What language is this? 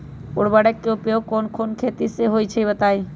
Magahi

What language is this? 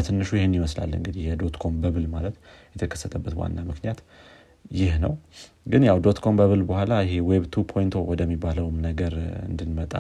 Amharic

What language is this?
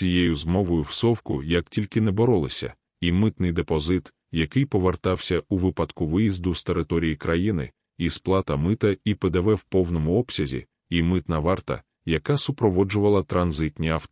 Ukrainian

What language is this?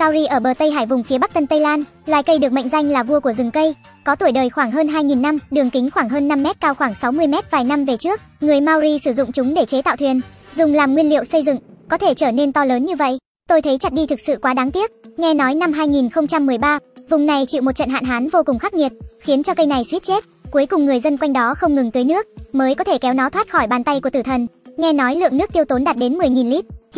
Vietnamese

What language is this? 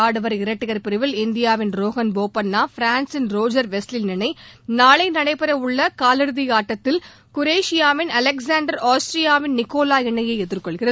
Tamil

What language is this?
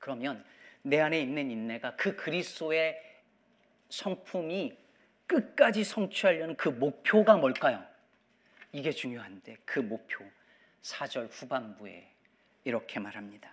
Korean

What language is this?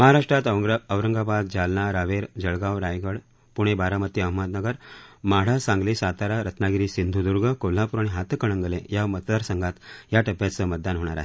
Marathi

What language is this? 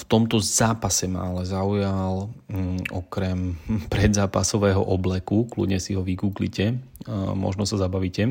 Slovak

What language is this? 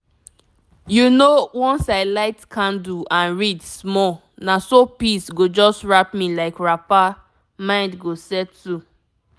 Nigerian Pidgin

